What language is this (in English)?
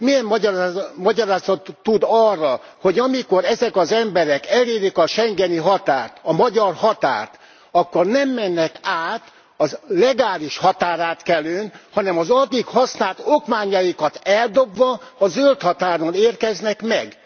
Hungarian